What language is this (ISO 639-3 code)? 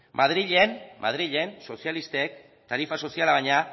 eus